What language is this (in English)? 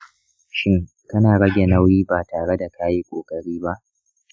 Hausa